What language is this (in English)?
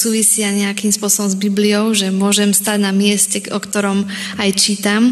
Slovak